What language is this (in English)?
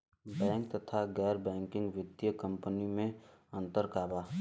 Bhojpuri